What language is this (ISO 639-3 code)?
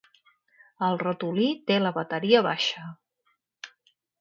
cat